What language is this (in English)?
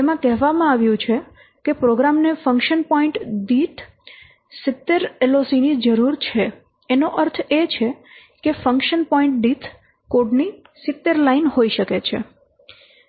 Gujarati